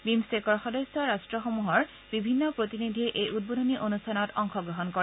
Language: Assamese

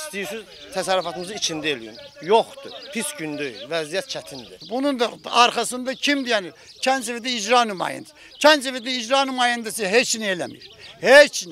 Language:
Turkish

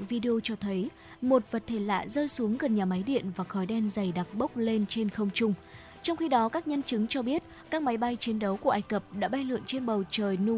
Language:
Vietnamese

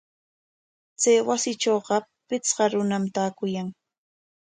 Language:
Corongo Ancash Quechua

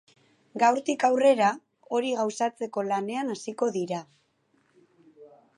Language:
Basque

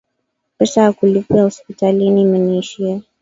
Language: Swahili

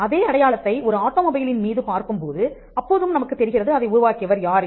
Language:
Tamil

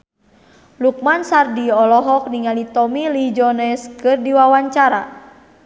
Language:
Sundanese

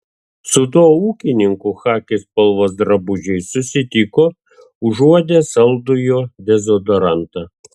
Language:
Lithuanian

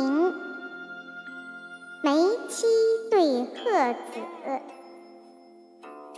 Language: Chinese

